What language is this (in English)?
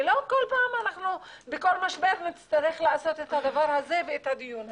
Hebrew